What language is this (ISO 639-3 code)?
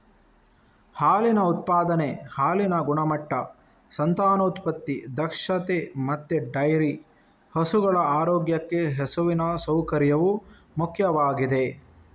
kan